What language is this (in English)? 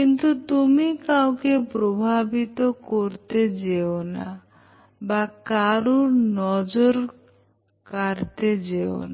Bangla